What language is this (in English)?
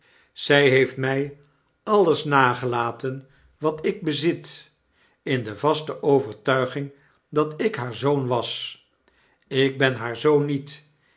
Dutch